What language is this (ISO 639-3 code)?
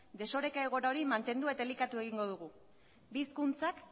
eus